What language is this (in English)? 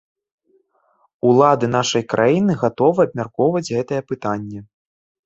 Belarusian